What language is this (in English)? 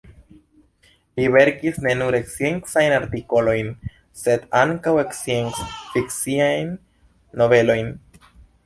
Esperanto